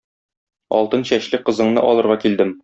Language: Tatar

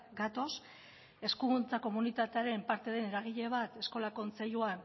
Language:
Basque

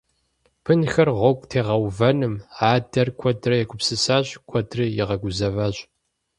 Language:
Kabardian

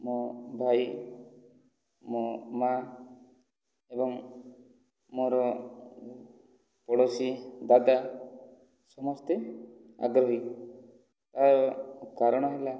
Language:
Odia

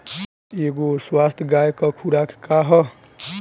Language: Bhojpuri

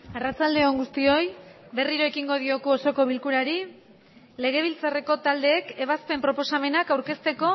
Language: Basque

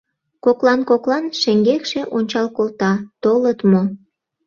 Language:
Mari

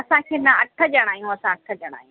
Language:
Sindhi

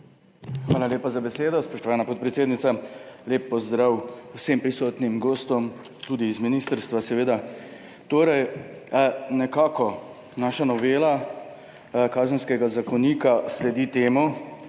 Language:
Slovenian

